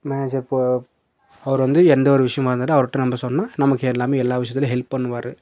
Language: Tamil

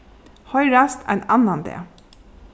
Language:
Faroese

